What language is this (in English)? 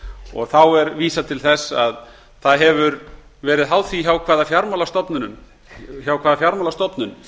Icelandic